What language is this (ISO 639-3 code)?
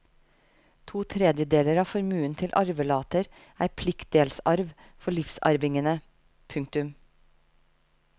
nor